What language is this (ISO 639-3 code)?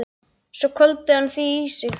isl